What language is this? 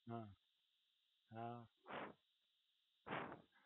Gujarati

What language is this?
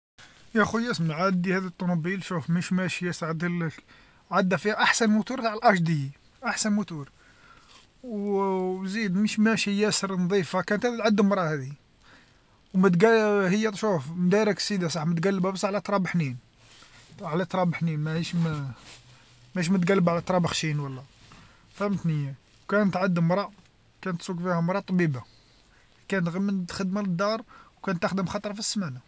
Algerian Arabic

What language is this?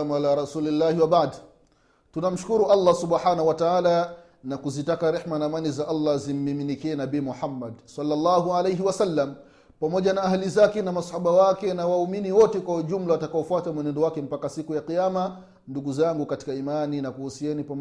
Swahili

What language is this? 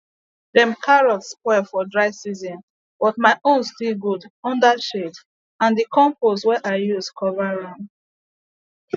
Nigerian Pidgin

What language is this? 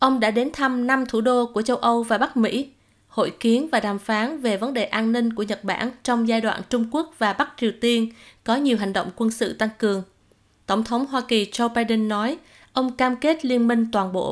Vietnamese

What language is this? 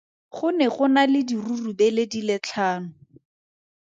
Tswana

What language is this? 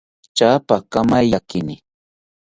South Ucayali Ashéninka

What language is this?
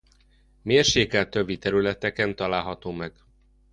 Hungarian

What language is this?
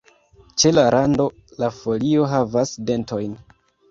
Esperanto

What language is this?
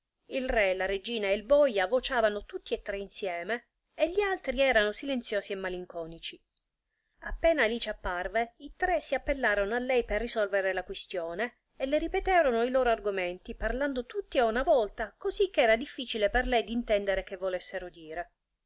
Italian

